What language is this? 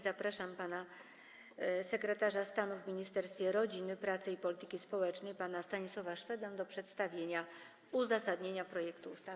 Polish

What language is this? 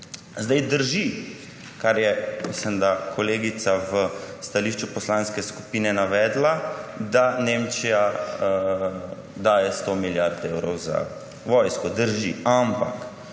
Slovenian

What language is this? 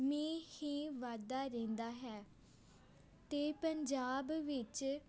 Punjabi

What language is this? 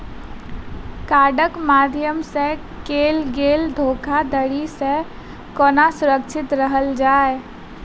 Maithili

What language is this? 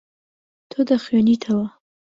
Central Kurdish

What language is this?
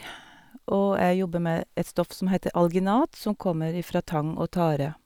Norwegian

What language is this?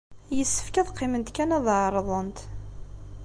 Kabyle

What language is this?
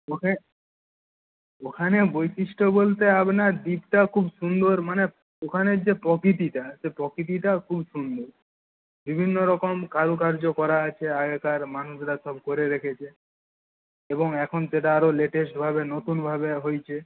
Bangla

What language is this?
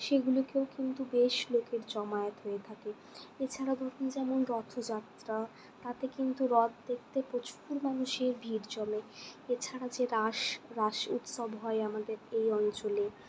Bangla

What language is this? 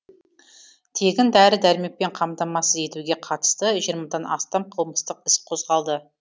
Kazakh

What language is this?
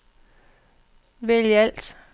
Danish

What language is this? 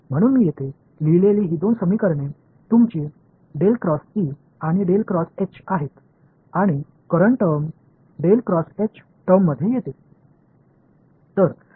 Marathi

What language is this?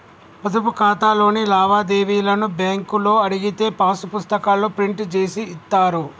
Telugu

